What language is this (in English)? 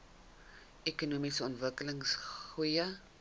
Afrikaans